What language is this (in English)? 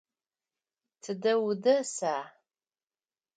Adyghe